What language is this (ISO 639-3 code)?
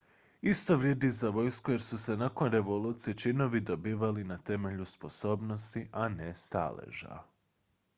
hrv